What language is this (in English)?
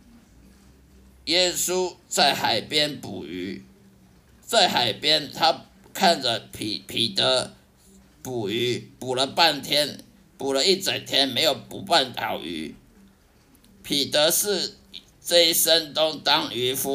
Chinese